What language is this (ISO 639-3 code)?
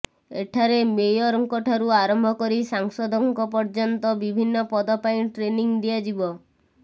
ori